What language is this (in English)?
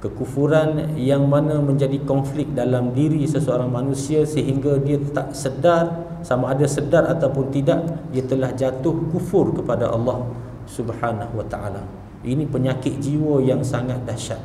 Malay